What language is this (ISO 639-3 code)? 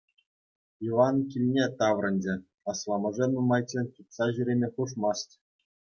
chv